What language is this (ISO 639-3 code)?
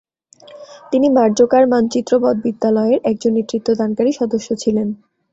ben